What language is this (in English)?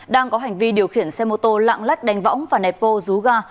Vietnamese